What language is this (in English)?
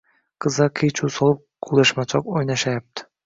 Uzbek